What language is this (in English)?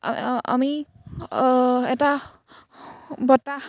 Assamese